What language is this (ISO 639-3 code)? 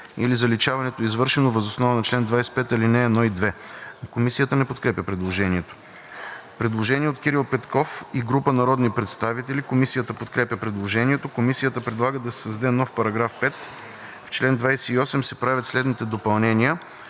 bul